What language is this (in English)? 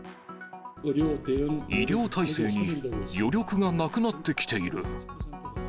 Japanese